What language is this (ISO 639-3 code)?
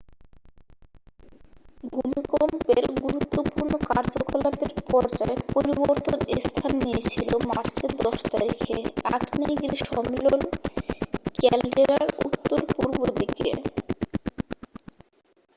ben